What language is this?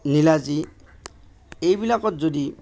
Assamese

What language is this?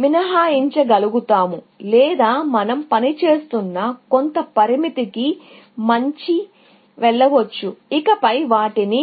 Telugu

